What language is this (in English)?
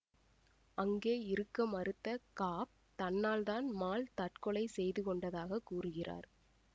Tamil